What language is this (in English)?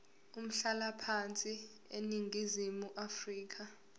Zulu